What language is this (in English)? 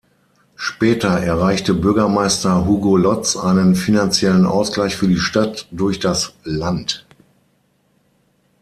German